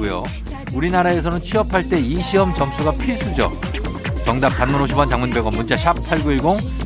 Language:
Korean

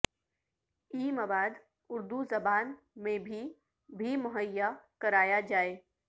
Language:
Urdu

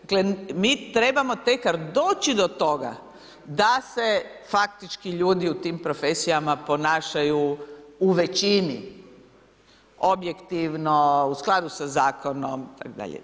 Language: Croatian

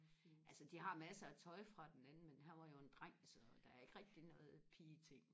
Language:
Danish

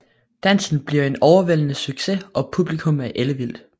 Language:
Danish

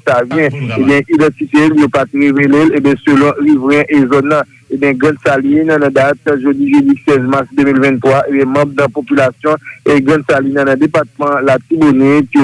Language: French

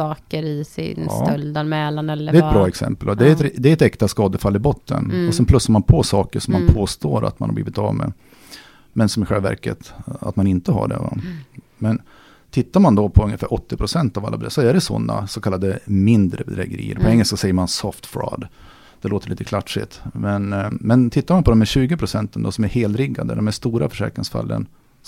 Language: Swedish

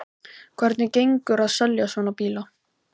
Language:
Icelandic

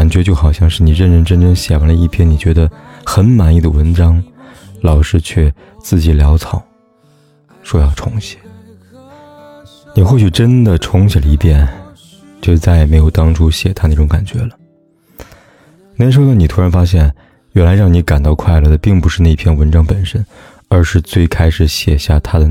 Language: Chinese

